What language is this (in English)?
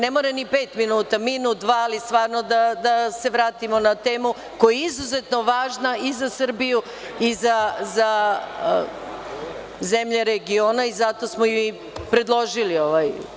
Serbian